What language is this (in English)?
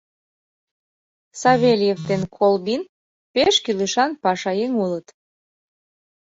Mari